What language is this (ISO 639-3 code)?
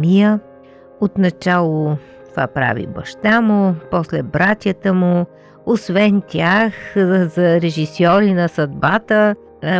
bul